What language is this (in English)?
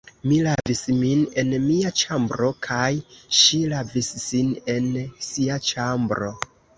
Esperanto